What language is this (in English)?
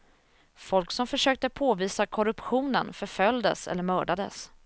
Swedish